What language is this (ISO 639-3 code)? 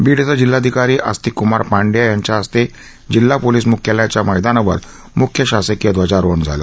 mar